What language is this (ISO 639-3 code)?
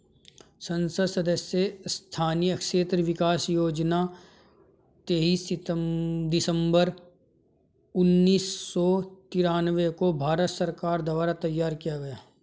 hin